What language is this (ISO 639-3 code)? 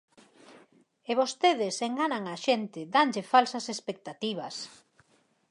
glg